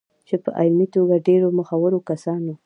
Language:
Pashto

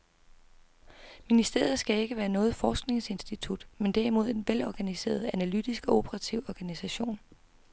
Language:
Danish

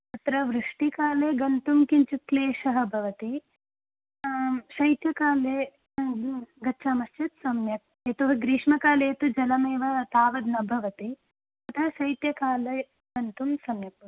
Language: Sanskrit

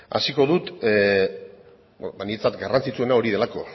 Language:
Basque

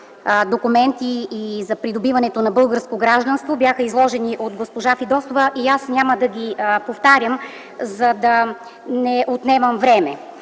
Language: Bulgarian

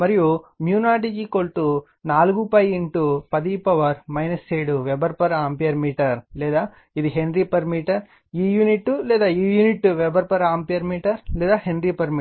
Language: Telugu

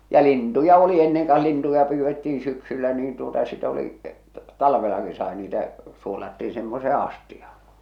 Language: Finnish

